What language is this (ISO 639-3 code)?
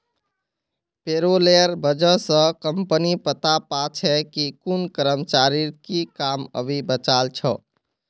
mag